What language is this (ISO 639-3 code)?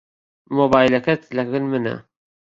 ckb